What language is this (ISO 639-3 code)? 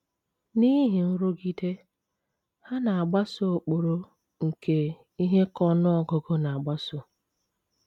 ibo